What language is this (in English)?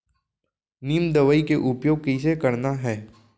Chhattisgarhi